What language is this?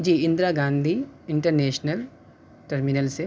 Urdu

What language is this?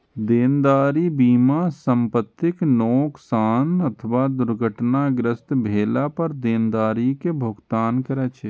Maithili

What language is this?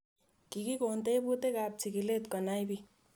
Kalenjin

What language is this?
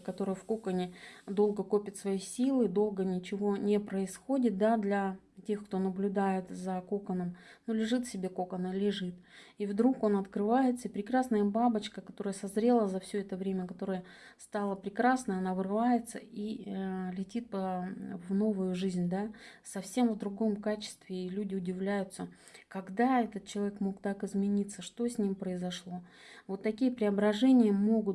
Russian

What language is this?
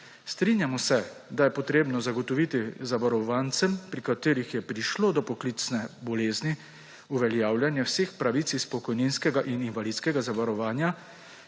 Slovenian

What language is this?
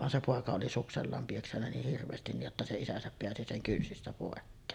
Finnish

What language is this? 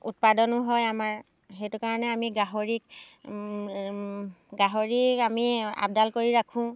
Assamese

